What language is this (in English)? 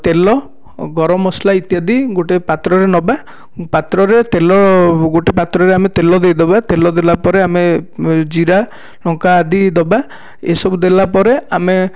Odia